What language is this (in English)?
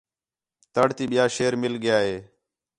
Khetrani